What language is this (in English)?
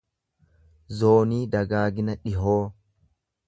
Oromo